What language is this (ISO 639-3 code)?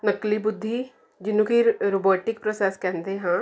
pan